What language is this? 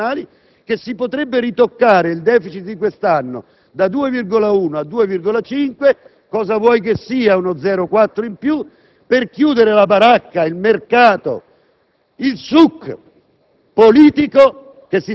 Italian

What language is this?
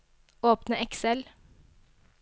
Norwegian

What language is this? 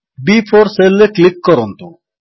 Odia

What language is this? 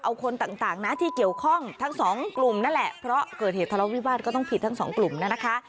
Thai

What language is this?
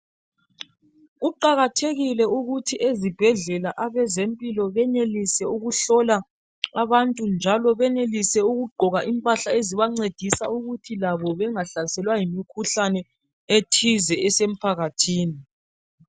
North Ndebele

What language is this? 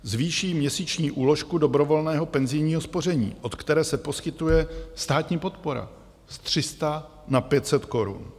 Czech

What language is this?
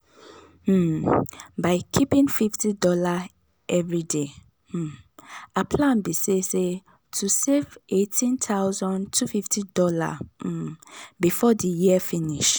Nigerian Pidgin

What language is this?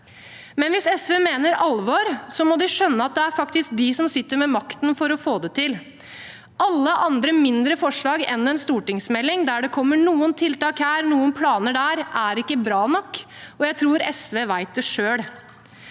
Norwegian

